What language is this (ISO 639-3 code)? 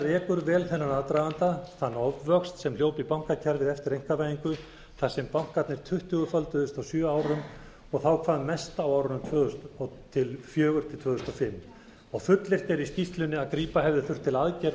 isl